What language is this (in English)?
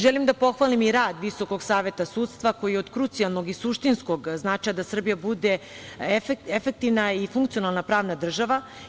Serbian